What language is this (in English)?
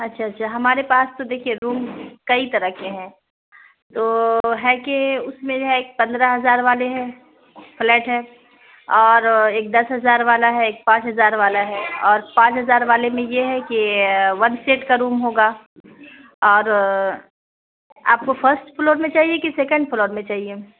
Urdu